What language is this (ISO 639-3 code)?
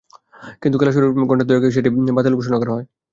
ben